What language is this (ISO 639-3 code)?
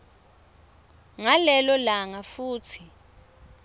ssw